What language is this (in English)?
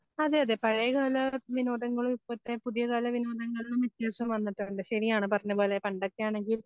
Malayalam